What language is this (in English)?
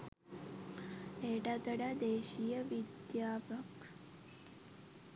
Sinhala